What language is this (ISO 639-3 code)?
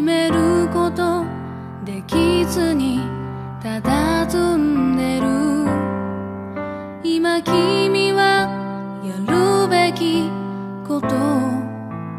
jpn